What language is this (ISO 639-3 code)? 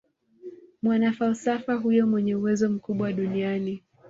swa